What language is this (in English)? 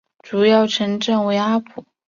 Chinese